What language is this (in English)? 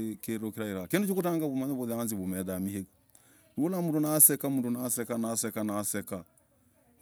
Logooli